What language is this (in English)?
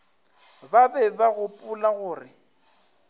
Northern Sotho